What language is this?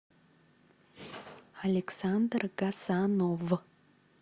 Russian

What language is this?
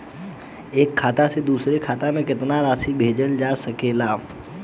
Bhojpuri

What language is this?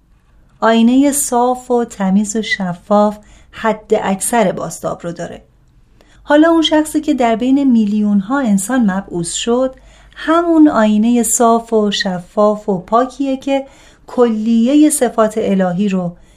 Persian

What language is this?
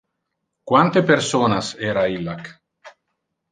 Interlingua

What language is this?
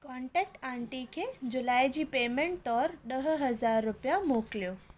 Sindhi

